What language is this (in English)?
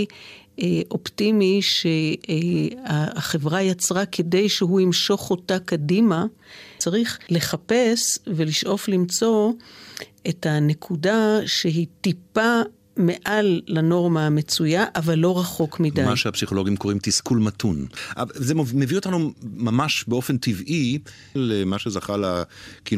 Hebrew